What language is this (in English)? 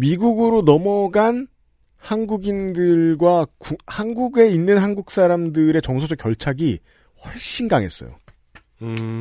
Korean